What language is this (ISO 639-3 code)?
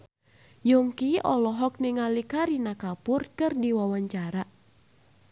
sun